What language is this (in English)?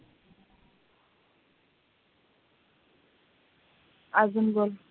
Marathi